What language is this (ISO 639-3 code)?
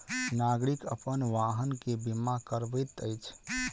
mai